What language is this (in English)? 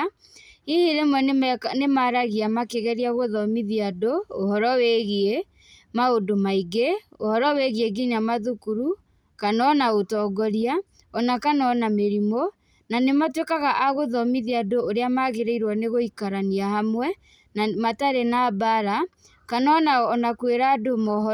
Kikuyu